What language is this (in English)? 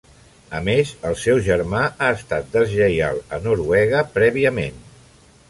Catalan